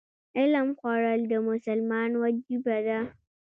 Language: Pashto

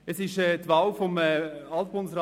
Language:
Swiss German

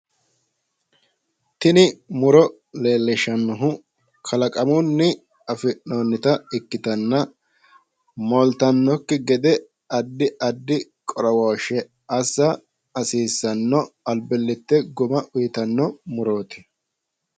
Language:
Sidamo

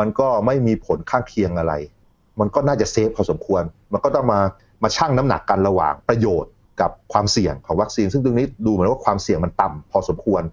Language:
Thai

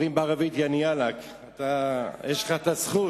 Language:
Hebrew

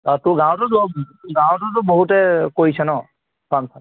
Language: Assamese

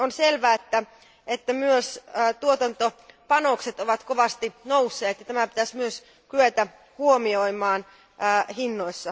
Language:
Finnish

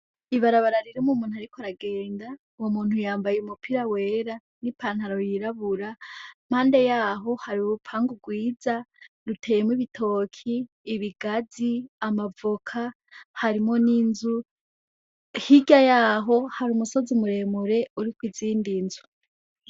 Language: Rundi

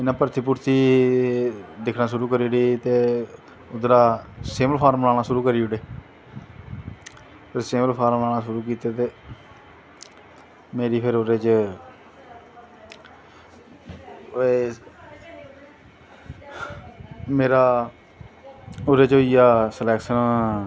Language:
Dogri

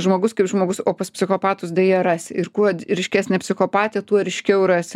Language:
Lithuanian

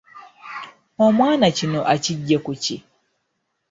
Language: Ganda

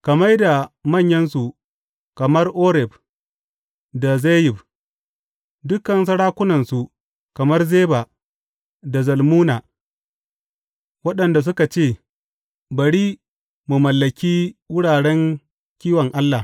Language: Hausa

